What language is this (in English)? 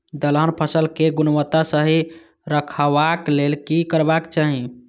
Maithili